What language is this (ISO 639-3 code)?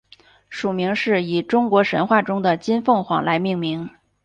zho